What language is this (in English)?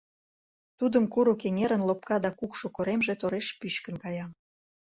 Mari